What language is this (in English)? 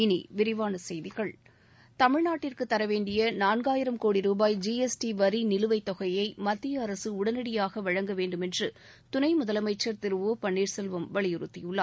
Tamil